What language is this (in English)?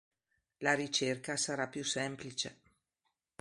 Italian